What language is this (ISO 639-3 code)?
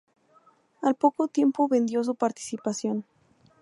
spa